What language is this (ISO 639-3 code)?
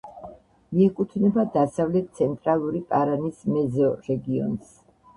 kat